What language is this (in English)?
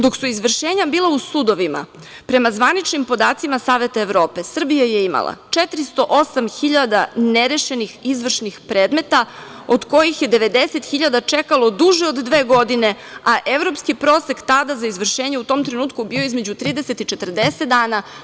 Serbian